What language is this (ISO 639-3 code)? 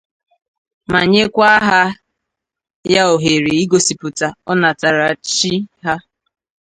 ibo